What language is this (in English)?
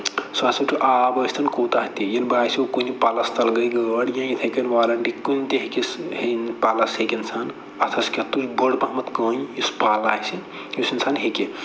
Kashmiri